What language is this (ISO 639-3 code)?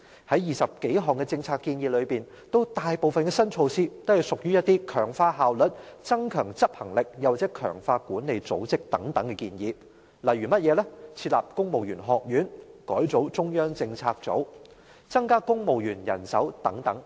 yue